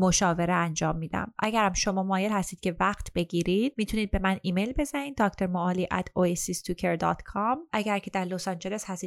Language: Persian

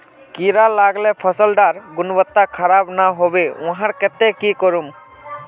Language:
Magahi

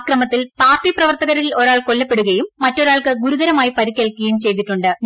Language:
Malayalam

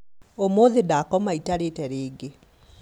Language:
Kikuyu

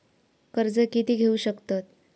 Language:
Marathi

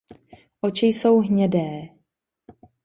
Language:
Czech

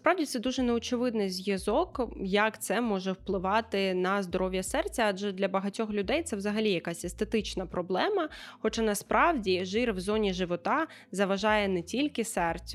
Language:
Ukrainian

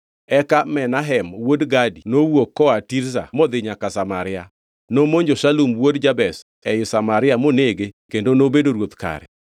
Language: Luo (Kenya and Tanzania)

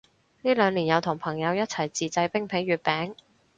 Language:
Cantonese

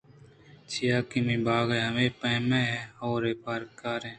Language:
Eastern Balochi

